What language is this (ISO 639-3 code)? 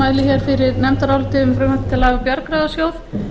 isl